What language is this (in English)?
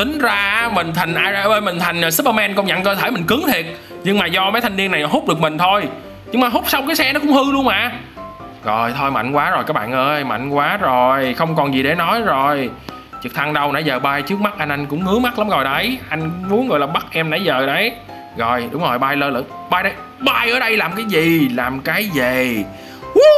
Vietnamese